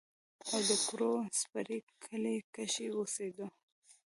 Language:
Pashto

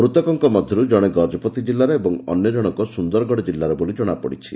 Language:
Odia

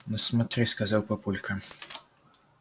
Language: Russian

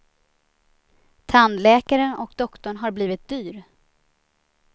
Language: Swedish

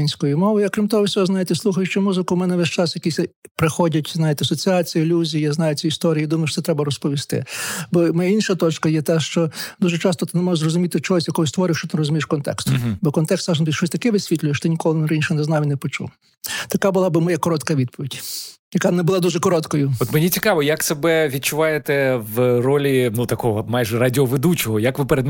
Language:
Ukrainian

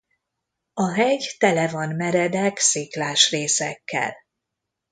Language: Hungarian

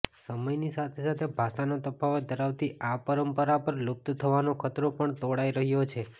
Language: Gujarati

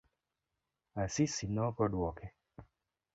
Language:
Luo (Kenya and Tanzania)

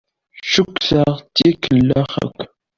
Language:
Kabyle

